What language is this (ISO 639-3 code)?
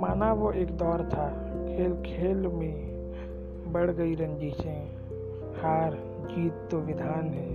hin